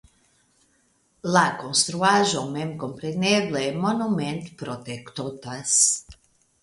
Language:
Esperanto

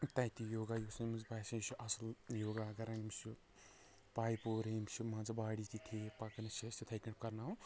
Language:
Kashmiri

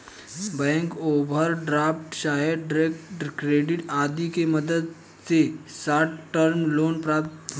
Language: Bhojpuri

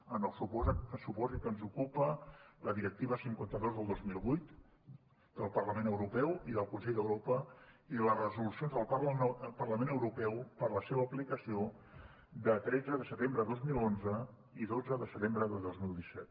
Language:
Catalan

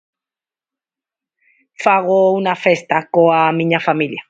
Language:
Galician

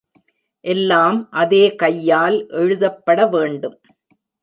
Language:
Tamil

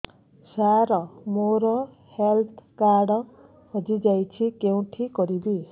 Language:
Odia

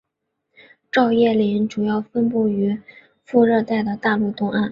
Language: Chinese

